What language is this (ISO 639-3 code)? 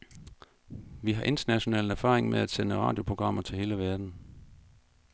dan